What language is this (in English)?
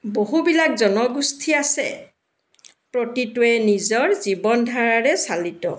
Assamese